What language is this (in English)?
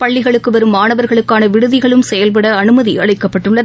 Tamil